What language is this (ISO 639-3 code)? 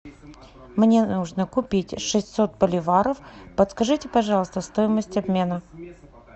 rus